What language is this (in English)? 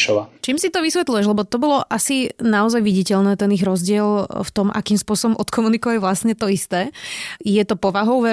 Slovak